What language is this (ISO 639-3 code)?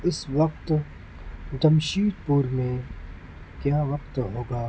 urd